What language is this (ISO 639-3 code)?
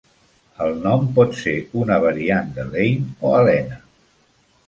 cat